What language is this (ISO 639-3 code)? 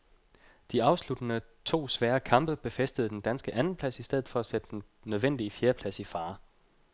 dan